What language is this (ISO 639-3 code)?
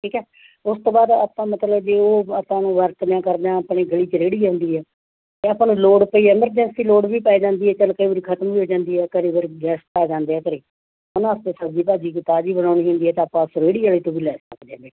pan